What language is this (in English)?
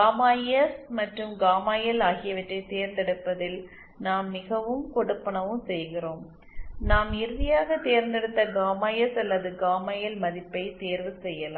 Tamil